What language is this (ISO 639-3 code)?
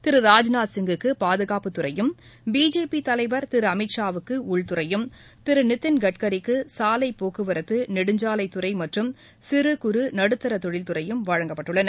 tam